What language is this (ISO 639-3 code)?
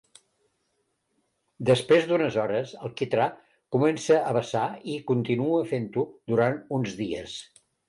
cat